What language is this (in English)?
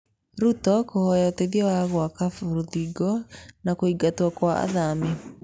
Kikuyu